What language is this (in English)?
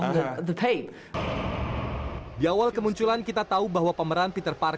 Indonesian